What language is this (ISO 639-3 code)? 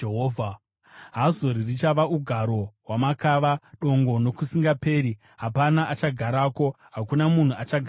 sna